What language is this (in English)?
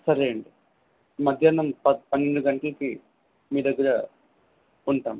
Telugu